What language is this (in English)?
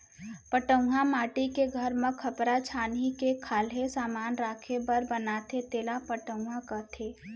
Chhattisgarhi